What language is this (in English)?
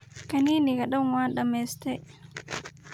Somali